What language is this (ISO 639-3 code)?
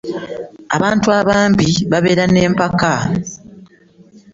lug